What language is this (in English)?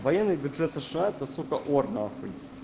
Russian